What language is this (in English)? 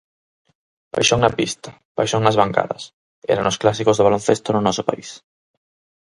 Galician